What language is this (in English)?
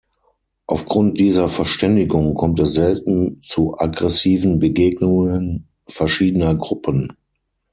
German